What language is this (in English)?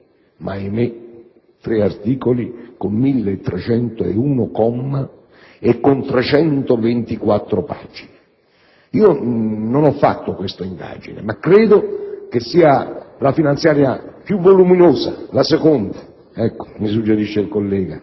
Italian